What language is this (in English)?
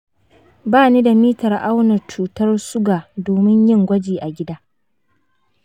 Hausa